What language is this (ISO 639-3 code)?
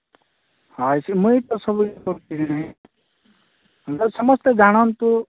ori